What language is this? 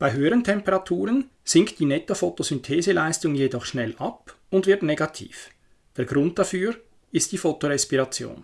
German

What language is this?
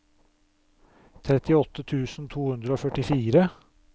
Norwegian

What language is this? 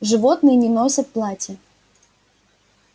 Russian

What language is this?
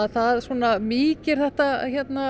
Icelandic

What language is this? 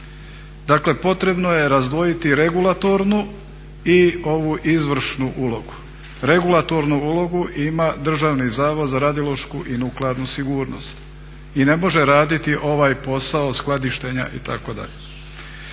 Croatian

